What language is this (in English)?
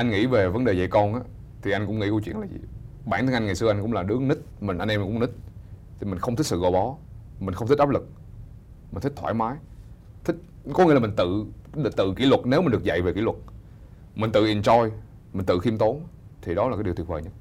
Vietnamese